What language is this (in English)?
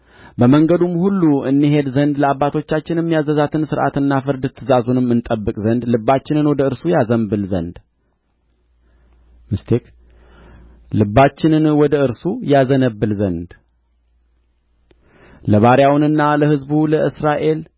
Amharic